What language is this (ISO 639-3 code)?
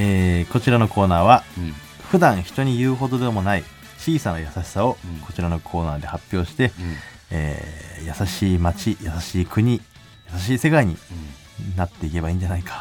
jpn